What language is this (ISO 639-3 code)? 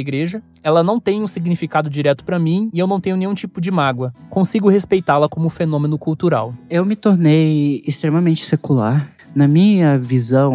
por